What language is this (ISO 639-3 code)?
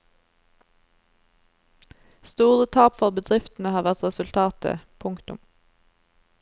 nor